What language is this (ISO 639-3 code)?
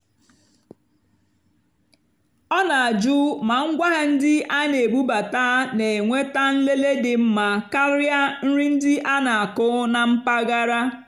ibo